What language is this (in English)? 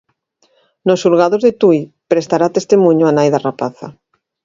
Galician